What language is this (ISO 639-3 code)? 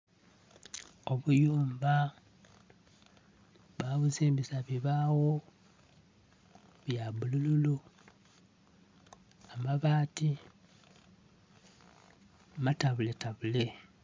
xog